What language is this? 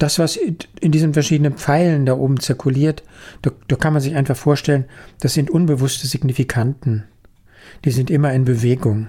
German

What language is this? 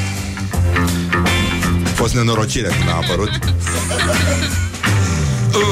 Romanian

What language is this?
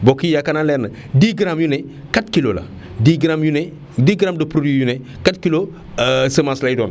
Wolof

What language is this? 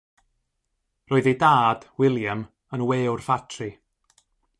Welsh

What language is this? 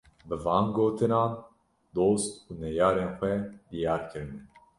Kurdish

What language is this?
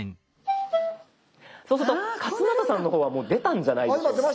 Japanese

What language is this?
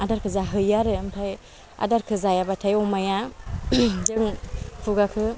Bodo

